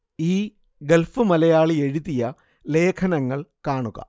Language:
Malayalam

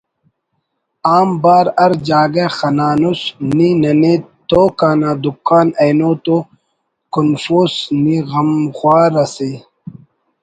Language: Brahui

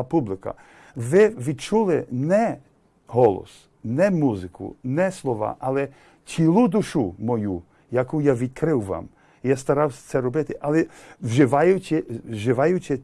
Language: Ukrainian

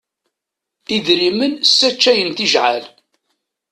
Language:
Kabyle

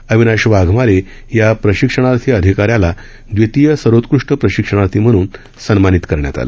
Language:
Marathi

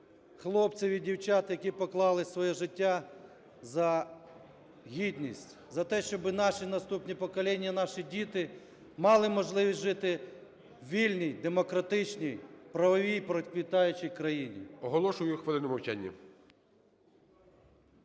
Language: Ukrainian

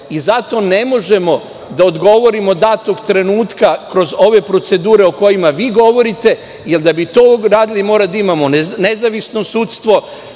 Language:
Serbian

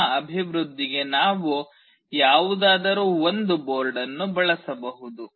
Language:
Kannada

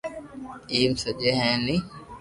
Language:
Loarki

